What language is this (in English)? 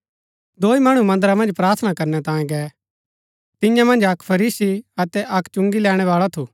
Gaddi